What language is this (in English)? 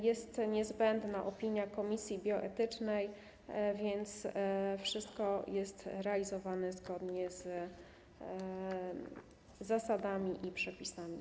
Polish